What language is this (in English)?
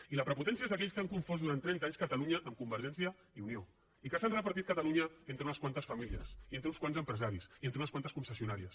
Catalan